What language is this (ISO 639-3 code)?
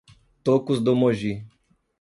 por